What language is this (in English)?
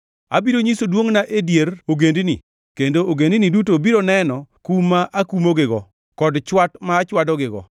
Luo (Kenya and Tanzania)